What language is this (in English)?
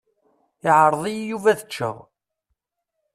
Kabyle